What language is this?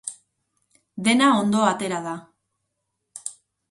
Basque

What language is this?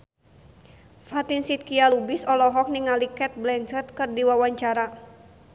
Sundanese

